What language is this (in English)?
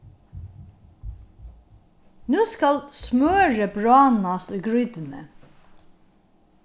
Faroese